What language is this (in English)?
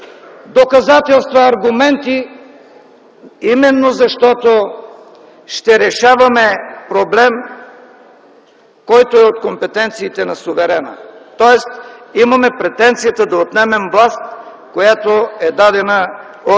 Bulgarian